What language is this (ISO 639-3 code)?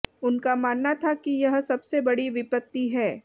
hin